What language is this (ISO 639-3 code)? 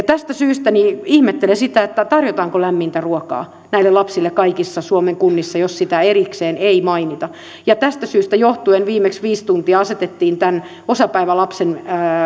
fin